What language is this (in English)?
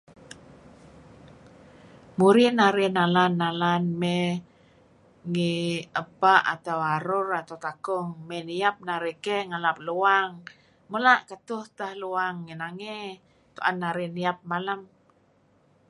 Kelabit